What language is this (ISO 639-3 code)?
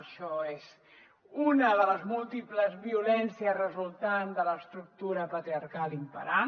cat